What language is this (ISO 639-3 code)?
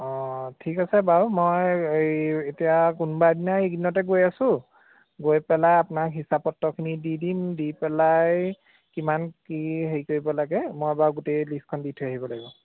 asm